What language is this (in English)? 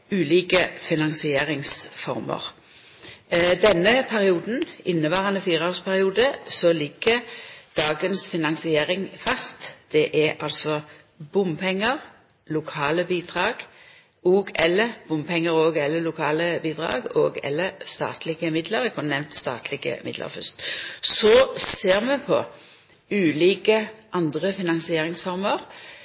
Norwegian Nynorsk